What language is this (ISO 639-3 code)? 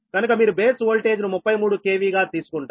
tel